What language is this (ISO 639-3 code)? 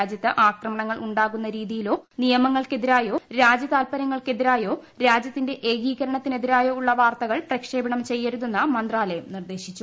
mal